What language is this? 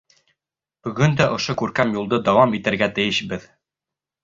Bashkir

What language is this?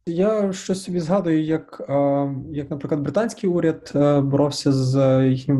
Ukrainian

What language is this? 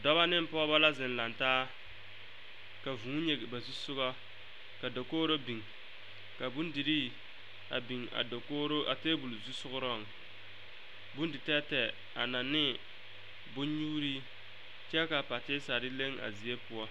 Southern Dagaare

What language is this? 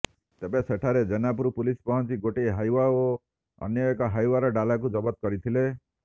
Odia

